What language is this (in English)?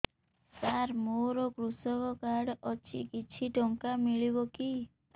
Odia